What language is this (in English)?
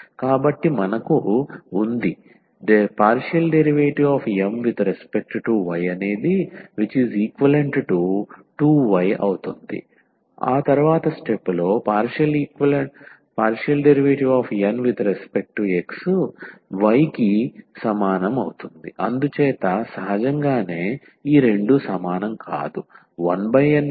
Telugu